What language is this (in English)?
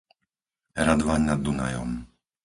Slovak